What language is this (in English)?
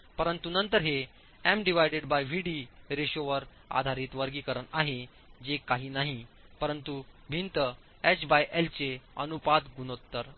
Marathi